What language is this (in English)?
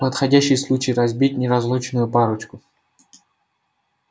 Russian